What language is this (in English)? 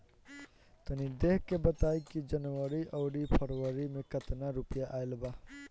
Bhojpuri